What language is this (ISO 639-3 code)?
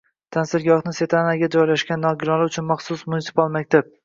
uzb